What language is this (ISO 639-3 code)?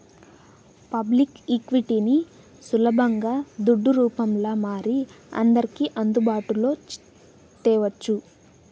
tel